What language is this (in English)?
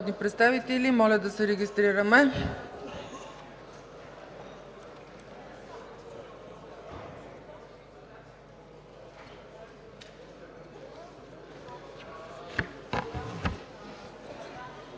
Bulgarian